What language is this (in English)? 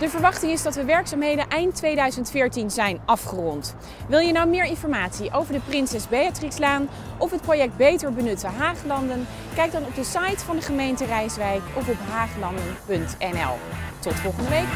Dutch